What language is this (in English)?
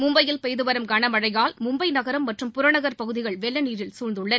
Tamil